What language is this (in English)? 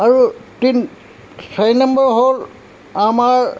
Assamese